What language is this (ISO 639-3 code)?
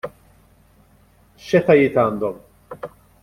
mlt